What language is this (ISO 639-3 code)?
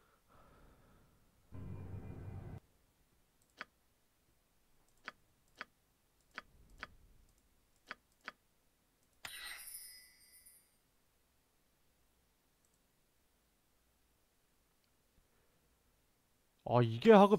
kor